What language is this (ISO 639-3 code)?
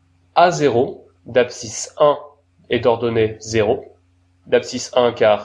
fra